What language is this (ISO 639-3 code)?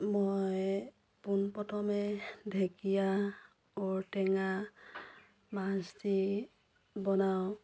asm